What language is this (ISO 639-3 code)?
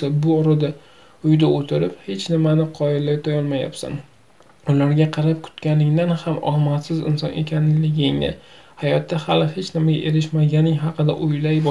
tur